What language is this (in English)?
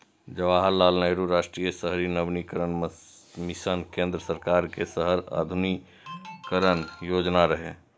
Maithili